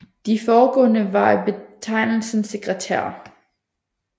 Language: Danish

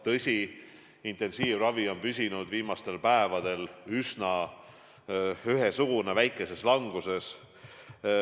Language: Estonian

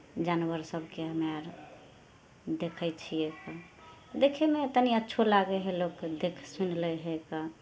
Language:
Maithili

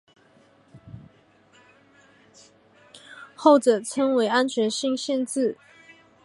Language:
Chinese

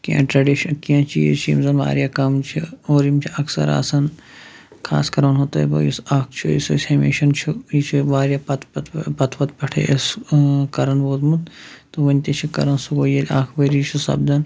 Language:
Kashmiri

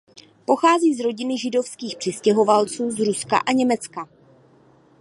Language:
Czech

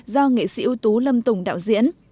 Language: Vietnamese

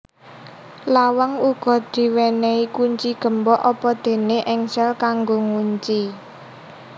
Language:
Javanese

